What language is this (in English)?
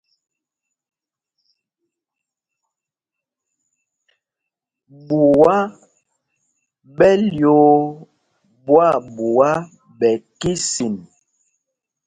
Mpumpong